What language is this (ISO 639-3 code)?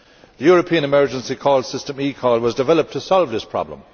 eng